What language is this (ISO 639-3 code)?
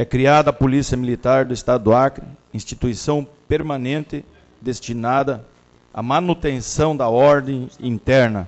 por